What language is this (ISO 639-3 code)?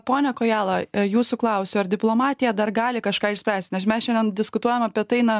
lit